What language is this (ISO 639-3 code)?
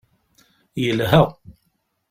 kab